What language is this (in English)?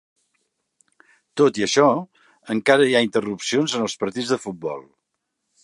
Catalan